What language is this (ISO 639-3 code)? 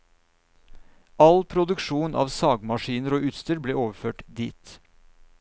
nor